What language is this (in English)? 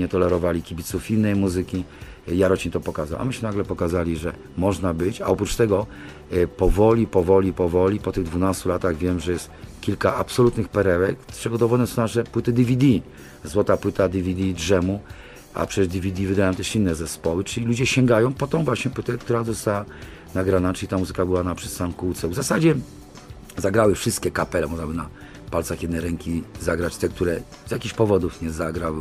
Polish